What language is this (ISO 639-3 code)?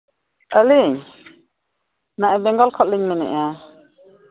sat